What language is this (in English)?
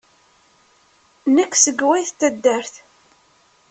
Kabyle